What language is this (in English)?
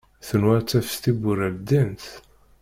Kabyle